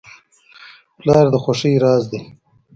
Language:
Pashto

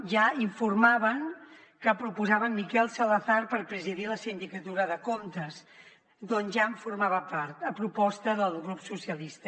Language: Catalan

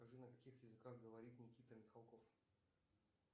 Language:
Russian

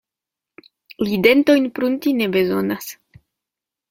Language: Esperanto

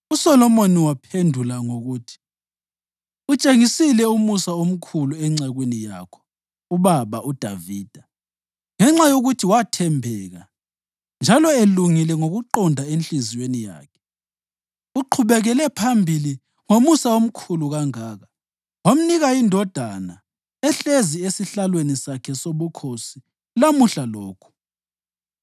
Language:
North Ndebele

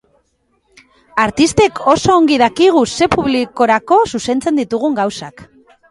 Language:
Basque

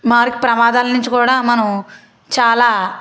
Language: Telugu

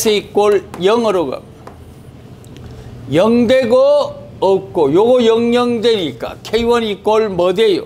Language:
Korean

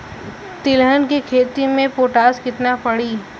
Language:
Bhojpuri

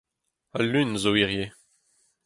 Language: Breton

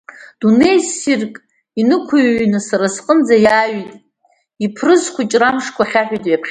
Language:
Abkhazian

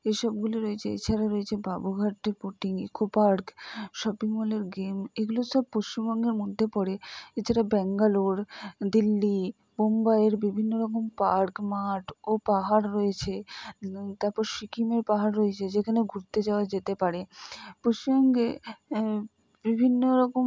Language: Bangla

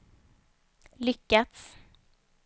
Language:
Swedish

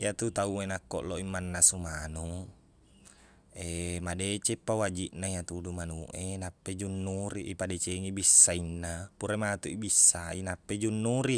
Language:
Buginese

